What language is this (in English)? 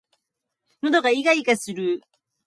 Japanese